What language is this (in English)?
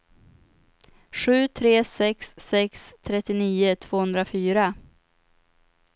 Swedish